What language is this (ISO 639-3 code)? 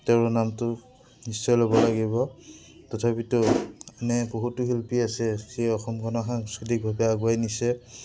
asm